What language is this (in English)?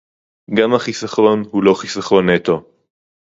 Hebrew